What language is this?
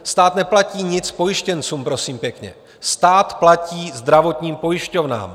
Czech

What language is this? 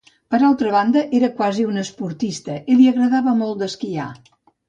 Catalan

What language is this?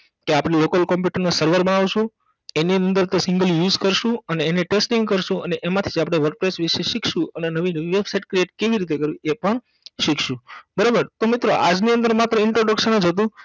Gujarati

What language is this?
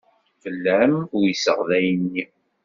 Kabyle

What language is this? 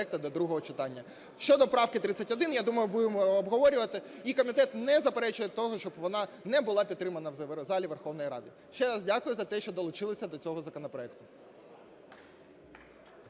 Ukrainian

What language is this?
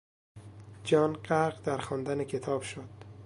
Persian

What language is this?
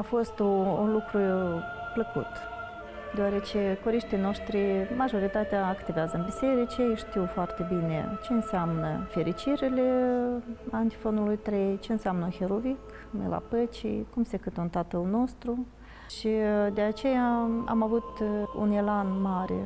Romanian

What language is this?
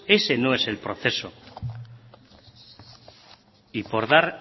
Spanish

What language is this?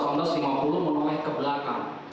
Indonesian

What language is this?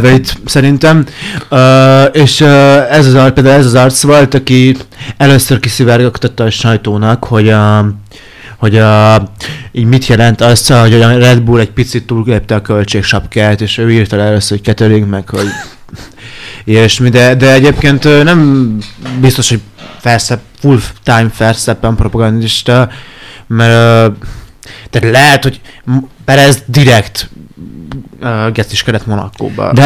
Hungarian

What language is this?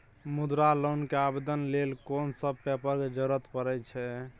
Maithili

